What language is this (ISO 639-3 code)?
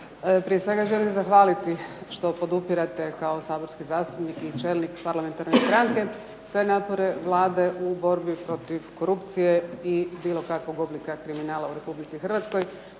hrv